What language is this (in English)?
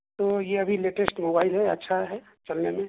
Urdu